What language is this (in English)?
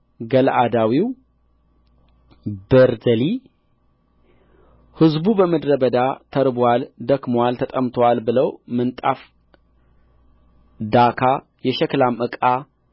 Amharic